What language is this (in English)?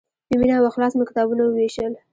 Pashto